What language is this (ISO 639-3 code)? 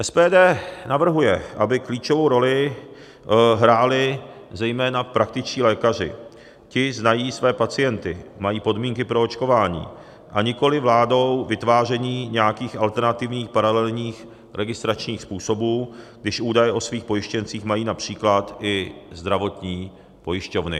ces